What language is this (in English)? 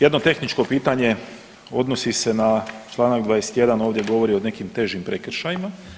Croatian